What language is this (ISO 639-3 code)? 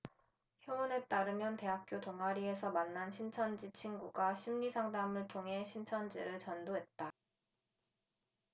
kor